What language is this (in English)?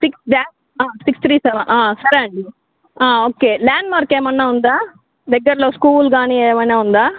Telugu